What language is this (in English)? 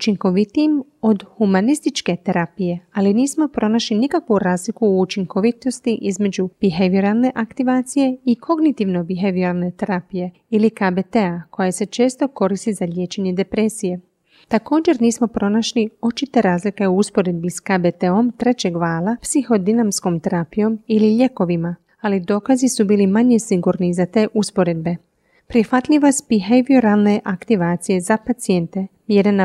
Croatian